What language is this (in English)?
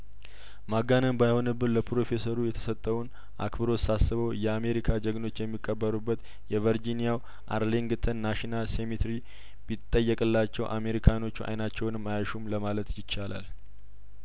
Amharic